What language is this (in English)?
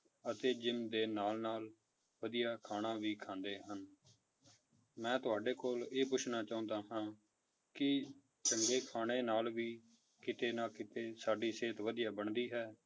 Punjabi